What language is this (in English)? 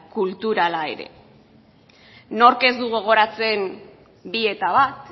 Basque